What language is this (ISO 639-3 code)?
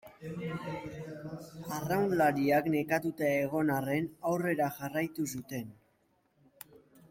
eus